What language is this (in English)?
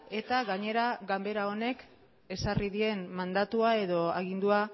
Basque